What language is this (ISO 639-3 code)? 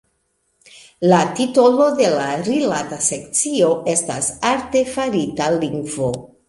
epo